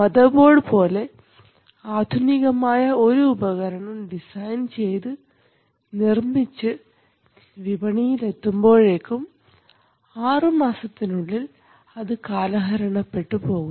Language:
Malayalam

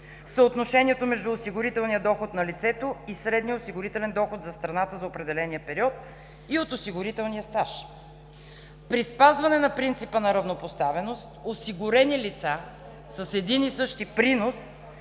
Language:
Bulgarian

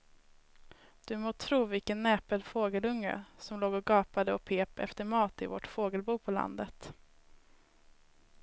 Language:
Swedish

